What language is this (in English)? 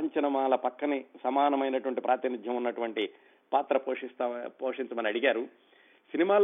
Telugu